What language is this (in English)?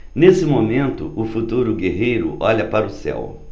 Portuguese